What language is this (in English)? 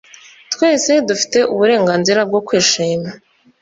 Kinyarwanda